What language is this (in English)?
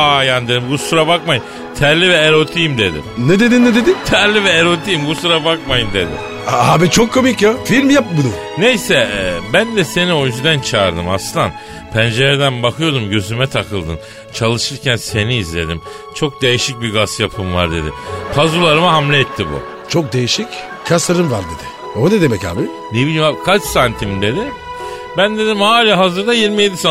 Turkish